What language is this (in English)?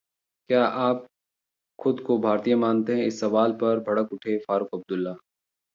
Hindi